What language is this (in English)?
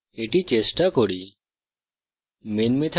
Bangla